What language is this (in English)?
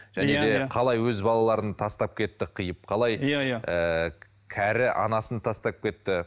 Kazakh